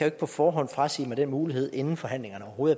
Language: Danish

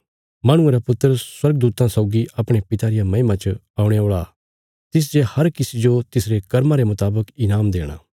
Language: Bilaspuri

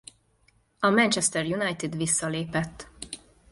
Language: Hungarian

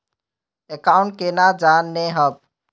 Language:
Magahi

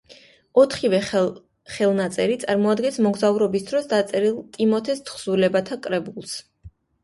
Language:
Georgian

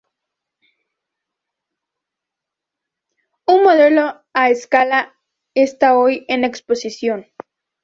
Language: Spanish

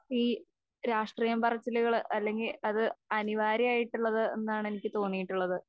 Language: Malayalam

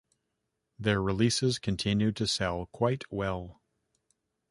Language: English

